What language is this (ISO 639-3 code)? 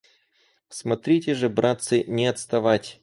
rus